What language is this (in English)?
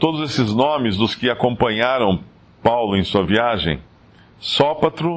Portuguese